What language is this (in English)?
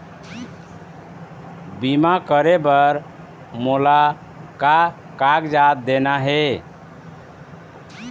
Chhattisgarhi